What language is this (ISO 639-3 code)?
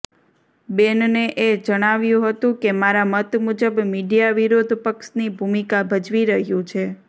guj